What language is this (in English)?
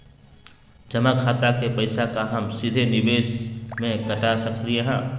Magahi